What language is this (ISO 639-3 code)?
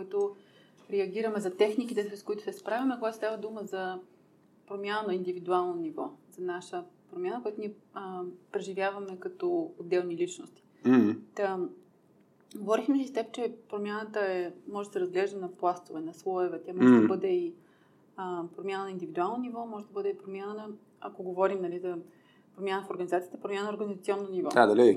bul